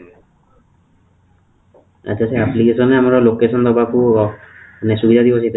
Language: Odia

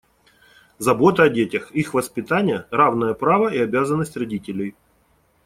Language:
Russian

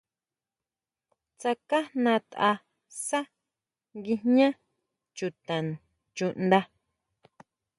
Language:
Huautla Mazatec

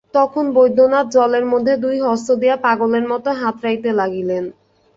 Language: Bangla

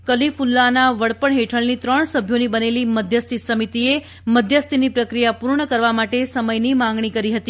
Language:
Gujarati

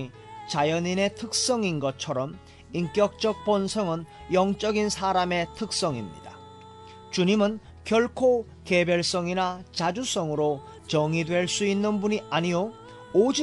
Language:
Korean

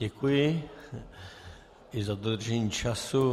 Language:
Czech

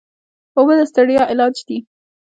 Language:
Pashto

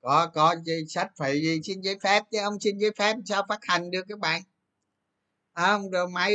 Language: Vietnamese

